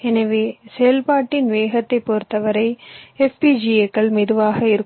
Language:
Tamil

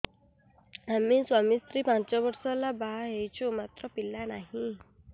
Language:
Odia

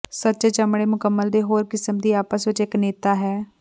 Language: Punjabi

